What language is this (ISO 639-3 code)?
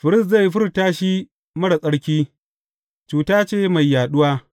hau